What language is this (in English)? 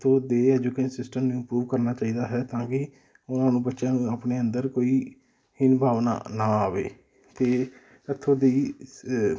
Punjabi